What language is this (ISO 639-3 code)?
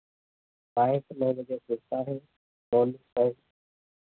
hin